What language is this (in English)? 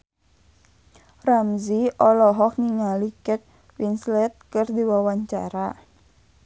Sundanese